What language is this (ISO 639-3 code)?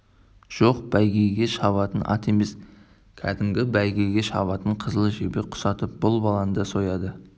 kaz